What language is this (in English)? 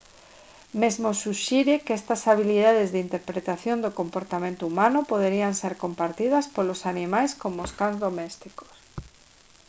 Galician